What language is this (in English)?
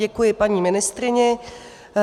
Czech